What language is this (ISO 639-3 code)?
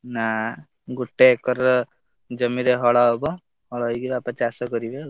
ori